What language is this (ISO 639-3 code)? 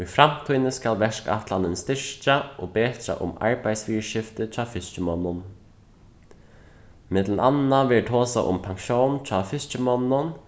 fao